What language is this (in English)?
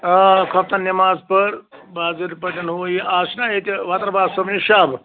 Kashmiri